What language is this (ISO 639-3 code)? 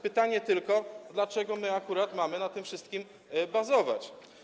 pol